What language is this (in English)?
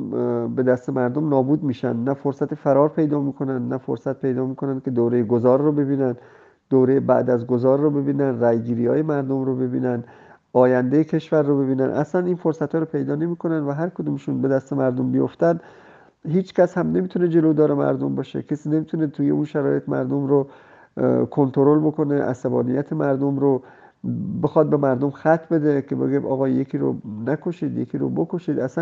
Persian